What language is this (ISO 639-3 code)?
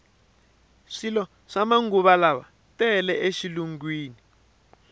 tso